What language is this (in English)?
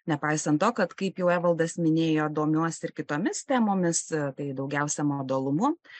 Lithuanian